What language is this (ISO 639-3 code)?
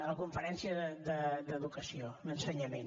cat